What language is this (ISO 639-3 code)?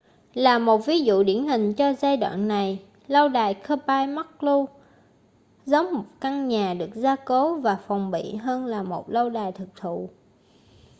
vie